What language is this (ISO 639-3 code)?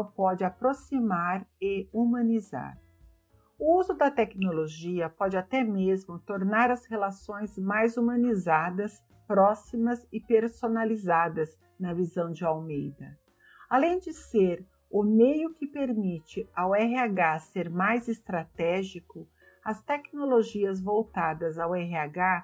por